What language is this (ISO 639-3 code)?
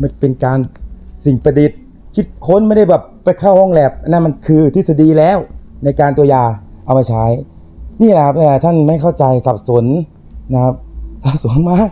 tha